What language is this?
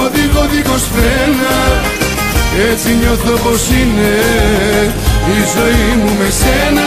Greek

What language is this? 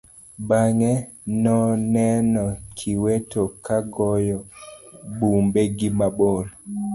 Luo (Kenya and Tanzania)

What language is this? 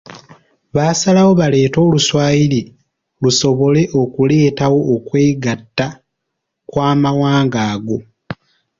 Ganda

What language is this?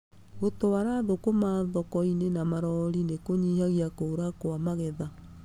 Kikuyu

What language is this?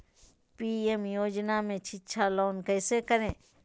Magahi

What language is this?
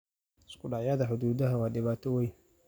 Somali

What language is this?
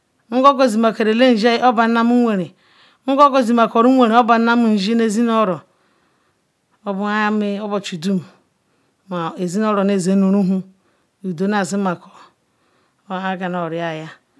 Ikwere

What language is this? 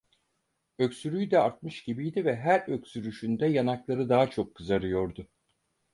Turkish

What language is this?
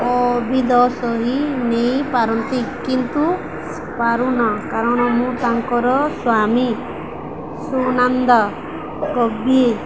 Odia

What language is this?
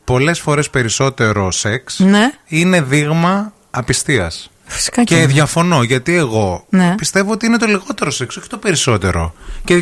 Greek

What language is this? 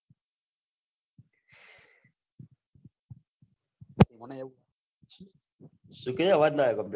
Gujarati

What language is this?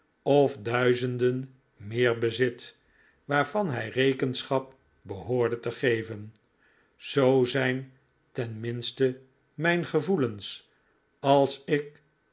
Dutch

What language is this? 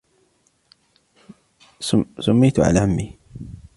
Arabic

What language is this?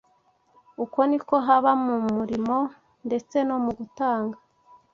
Kinyarwanda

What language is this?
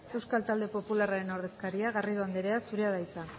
Basque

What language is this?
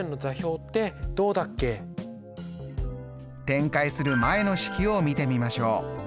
Japanese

